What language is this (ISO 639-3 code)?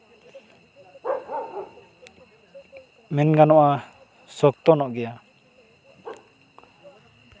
sat